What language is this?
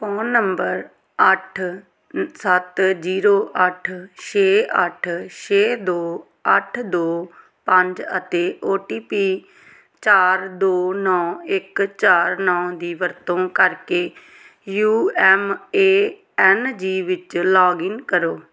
Punjabi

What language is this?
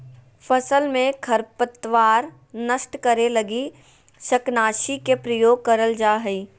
Magahi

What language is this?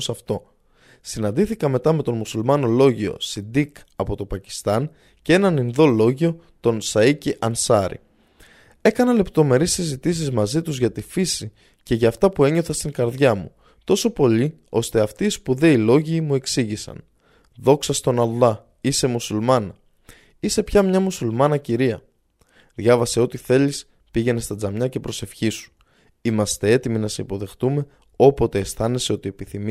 Greek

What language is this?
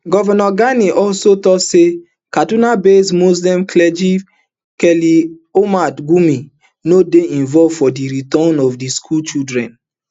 Nigerian Pidgin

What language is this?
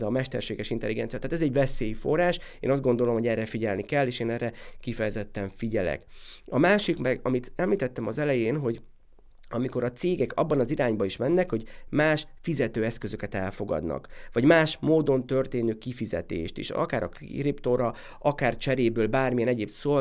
Hungarian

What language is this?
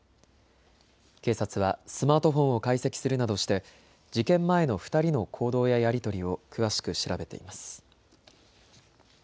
Japanese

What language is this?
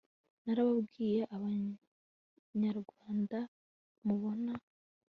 Kinyarwanda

